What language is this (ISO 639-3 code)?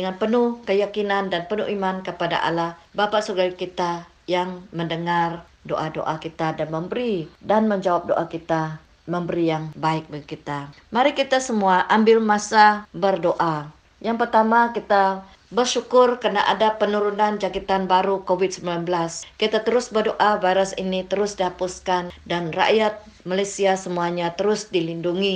msa